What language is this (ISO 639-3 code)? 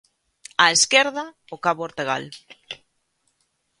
glg